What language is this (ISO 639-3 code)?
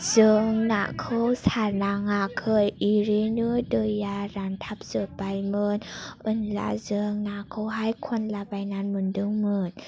brx